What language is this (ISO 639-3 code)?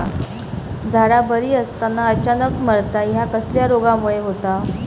mar